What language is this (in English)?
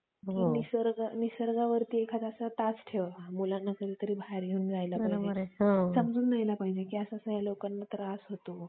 Marathi